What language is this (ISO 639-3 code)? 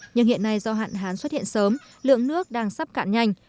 vie